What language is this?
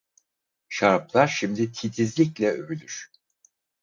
Turkish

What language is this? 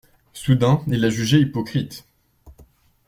French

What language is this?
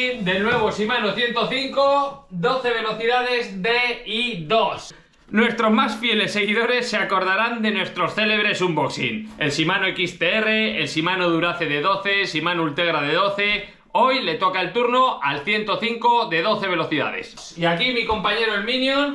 Spanish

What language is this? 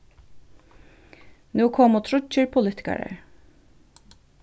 Faroese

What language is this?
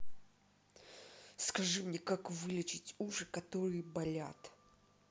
Russian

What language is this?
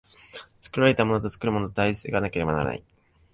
Japanese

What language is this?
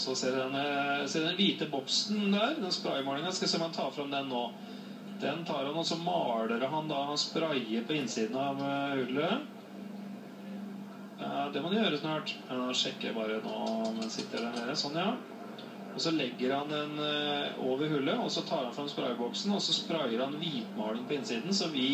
Norwegian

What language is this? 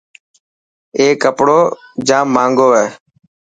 Dhatki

